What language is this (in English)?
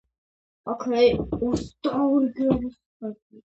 Georgian